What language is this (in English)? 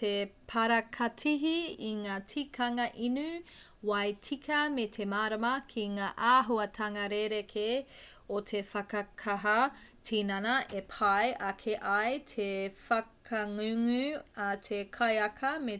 Māori